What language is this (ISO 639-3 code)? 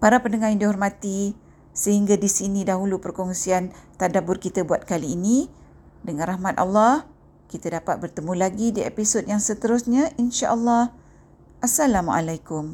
msa